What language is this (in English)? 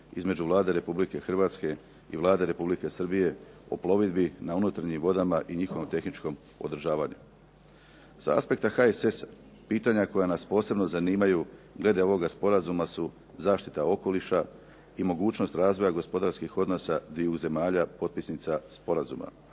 Croatian